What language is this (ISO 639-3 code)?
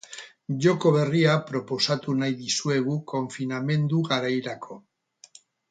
eus